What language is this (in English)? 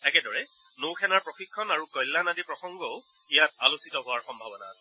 Assamese